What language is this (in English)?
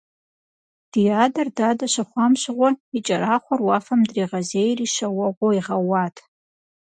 Kabardian